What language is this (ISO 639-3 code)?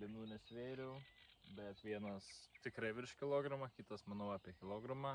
lit